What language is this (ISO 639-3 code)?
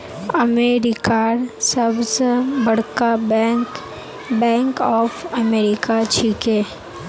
mag